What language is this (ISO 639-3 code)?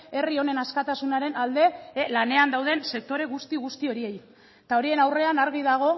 eus